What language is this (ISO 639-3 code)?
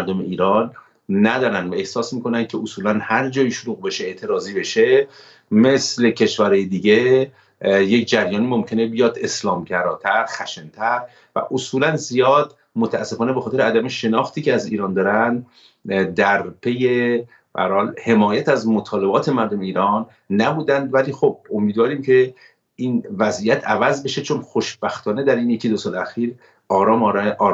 fas